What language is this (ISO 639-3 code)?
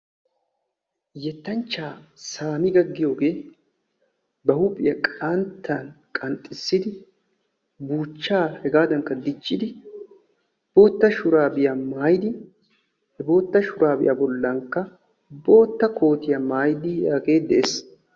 wal